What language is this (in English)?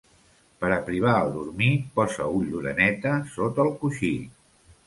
Catalan